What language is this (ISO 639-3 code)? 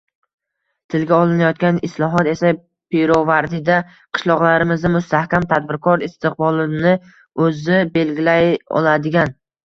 uzb